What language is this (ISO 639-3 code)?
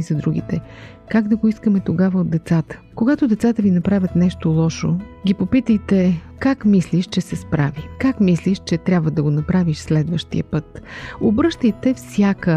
bul